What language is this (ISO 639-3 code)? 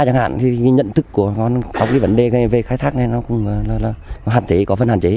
vie